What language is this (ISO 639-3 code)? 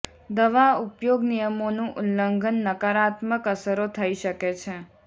guj